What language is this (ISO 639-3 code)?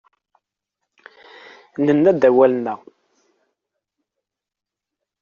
kab